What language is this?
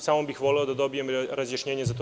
Serbian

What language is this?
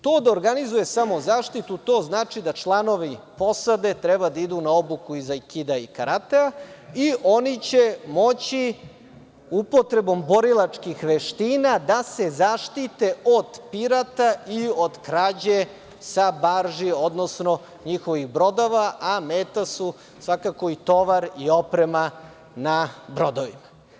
Serbian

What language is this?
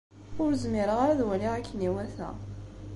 Kabyle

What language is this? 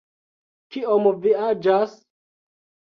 Esperanto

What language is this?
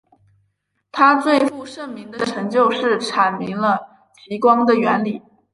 Chinese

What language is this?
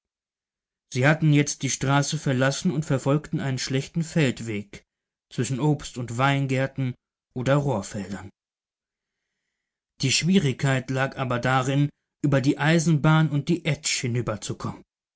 German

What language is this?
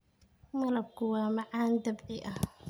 Somali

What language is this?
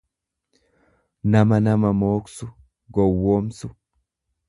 Oromo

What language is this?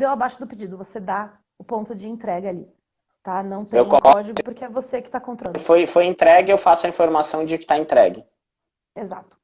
Portuguese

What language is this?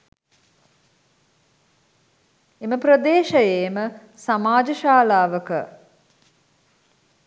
Sinhala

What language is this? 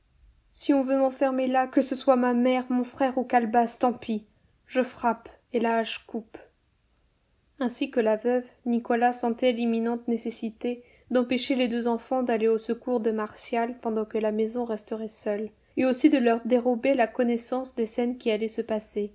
French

